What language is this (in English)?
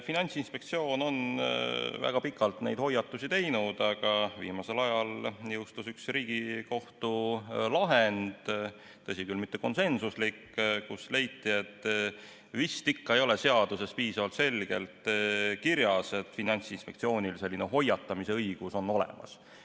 Estonian